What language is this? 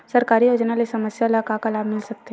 Chhattisgarhi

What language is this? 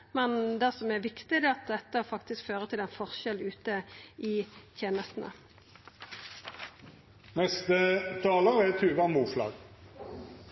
Norwegian Nynorsk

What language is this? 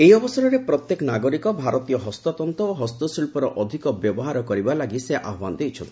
Odia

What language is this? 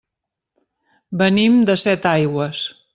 Catalan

